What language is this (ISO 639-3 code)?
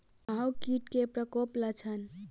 mai